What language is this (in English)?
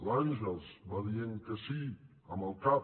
Catalan